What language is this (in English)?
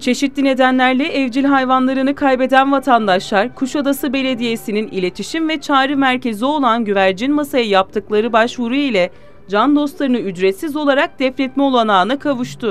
Turkish